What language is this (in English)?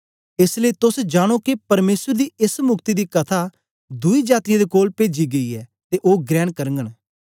Dogri